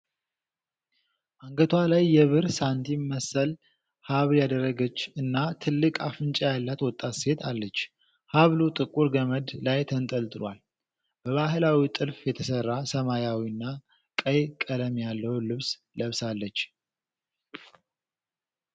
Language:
Amharic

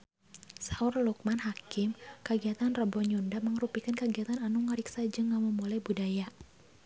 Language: Sundanese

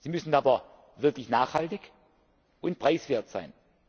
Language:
German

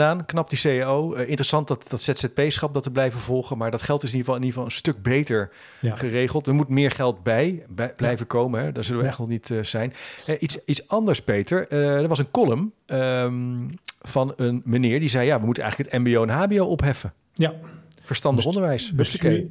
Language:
Dutch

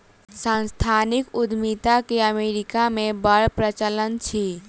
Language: Maithili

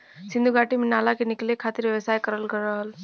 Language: Bhojpuri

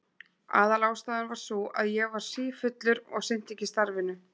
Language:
Icelandic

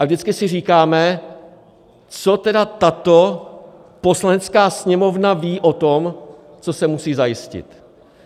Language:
Czech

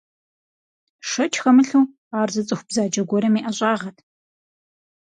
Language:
Kabardian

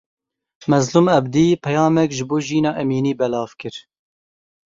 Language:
Kurdish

